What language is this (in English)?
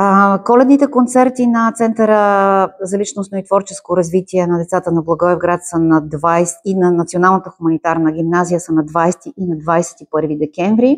Bulgarian